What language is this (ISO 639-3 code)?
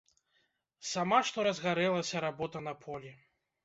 bel